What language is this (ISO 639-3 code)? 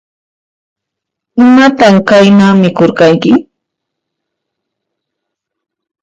qxp